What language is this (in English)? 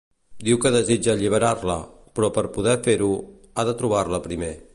Catalan